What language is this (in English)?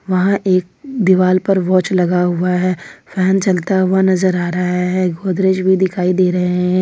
Hindi